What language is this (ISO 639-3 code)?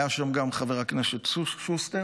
heb